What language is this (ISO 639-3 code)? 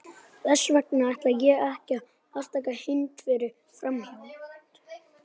isl